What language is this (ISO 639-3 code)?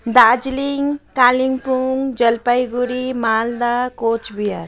nep